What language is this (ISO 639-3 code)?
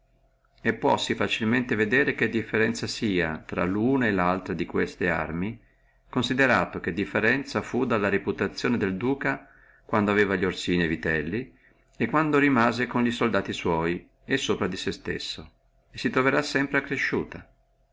ita